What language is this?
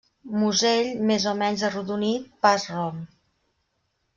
Catalan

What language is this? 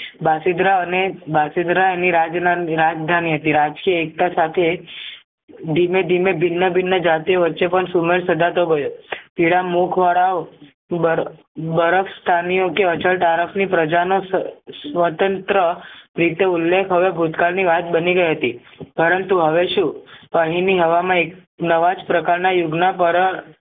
Gujarati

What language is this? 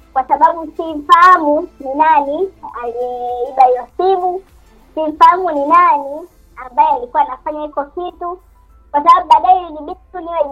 Swahili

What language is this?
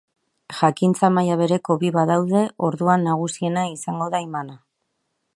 Basque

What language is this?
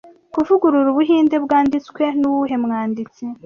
Kinyarwanda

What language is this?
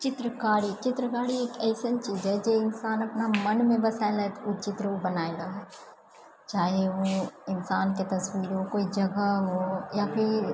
Maithili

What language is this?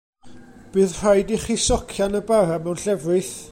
Welsh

